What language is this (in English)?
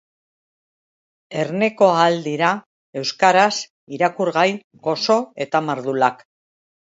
Basque